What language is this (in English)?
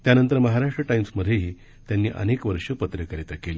Marathi